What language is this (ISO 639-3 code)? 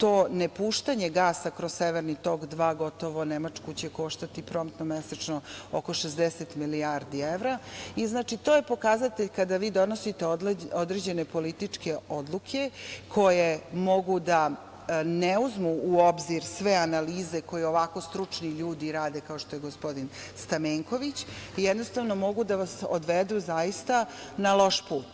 srp